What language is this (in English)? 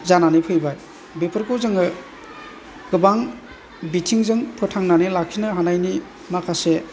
Bodo